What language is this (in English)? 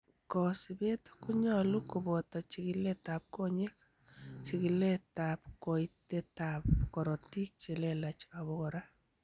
Kalenjin